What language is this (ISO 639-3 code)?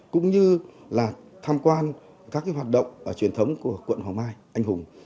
vie